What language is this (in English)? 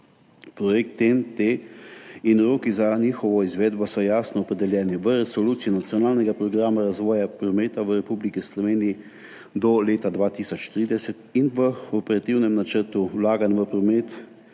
Slovenian